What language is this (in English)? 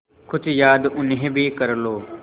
Hindi